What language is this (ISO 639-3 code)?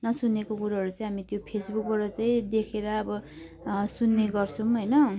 nep